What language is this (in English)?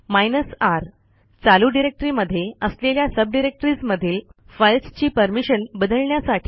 Marathi